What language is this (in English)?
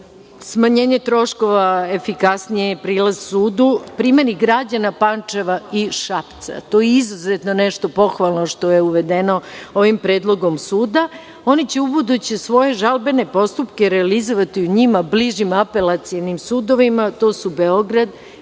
Serbian